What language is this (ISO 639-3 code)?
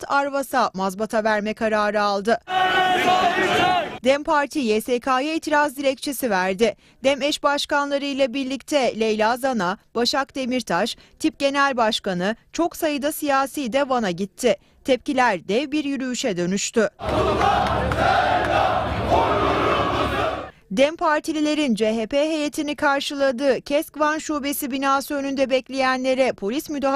tur